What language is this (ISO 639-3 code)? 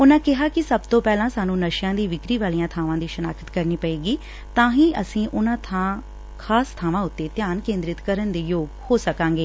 pan